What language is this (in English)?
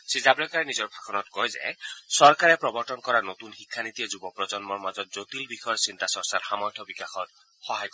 Assamese